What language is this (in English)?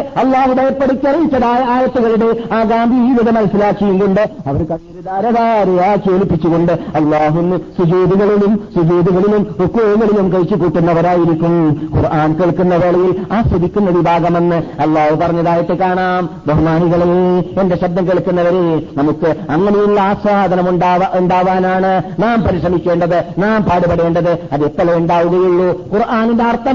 Malayalam